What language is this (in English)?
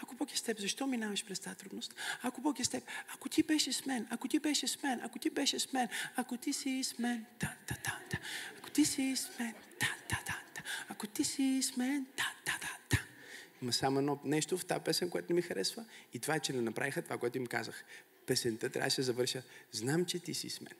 Bulgarian